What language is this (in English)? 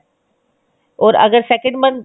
Punjabi